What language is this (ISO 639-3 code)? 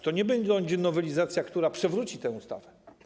pol